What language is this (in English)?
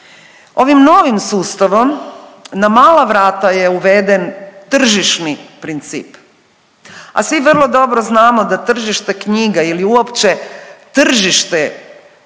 Croatian